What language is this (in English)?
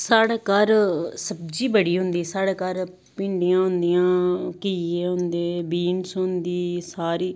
Dogri